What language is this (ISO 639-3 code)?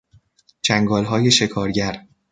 fas